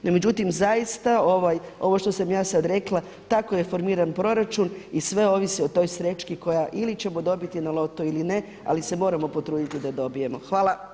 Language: Croatian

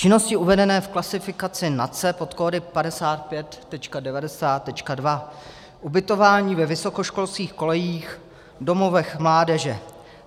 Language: Czech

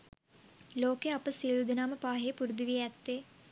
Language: Sinhala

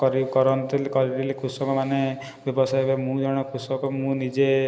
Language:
Odia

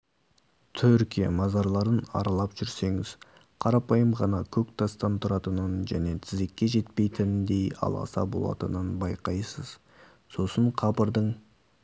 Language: Kazakh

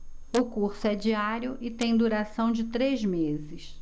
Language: Portuguese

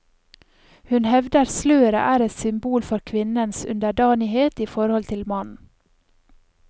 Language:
Norwegian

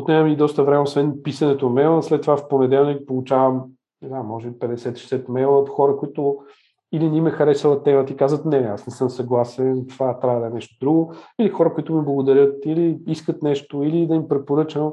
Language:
Bulgarian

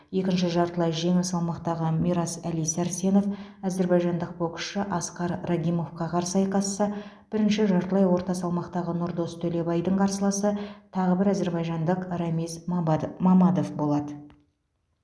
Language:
Kazakh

